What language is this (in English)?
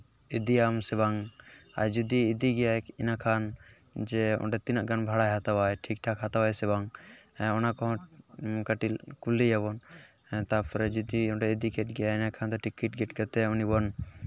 Santali